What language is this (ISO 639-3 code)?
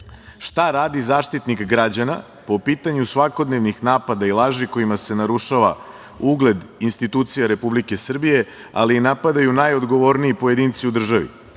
srp